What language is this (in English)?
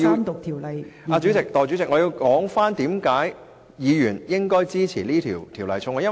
Cantonese